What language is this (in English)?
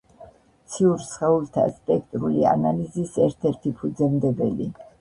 Georgian